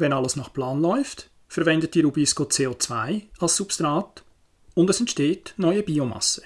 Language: German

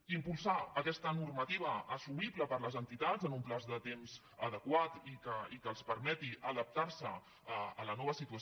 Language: Catalan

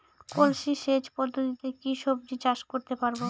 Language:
Bangla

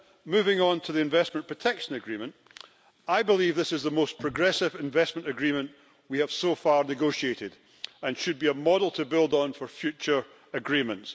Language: English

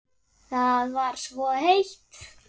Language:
Icelandic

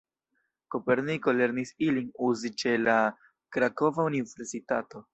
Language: Esperanto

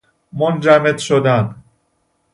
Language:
Persian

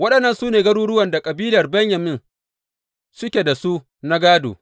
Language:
Hausa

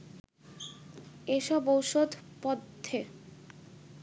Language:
Bangla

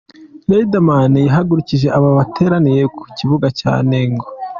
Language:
Kinyarwanda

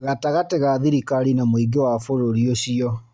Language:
Kikuyu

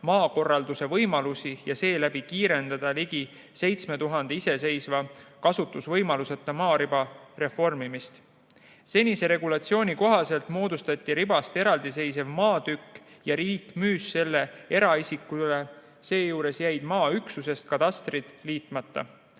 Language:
Estonian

